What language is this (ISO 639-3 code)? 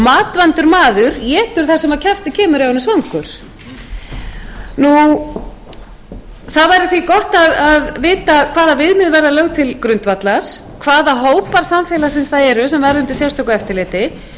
isl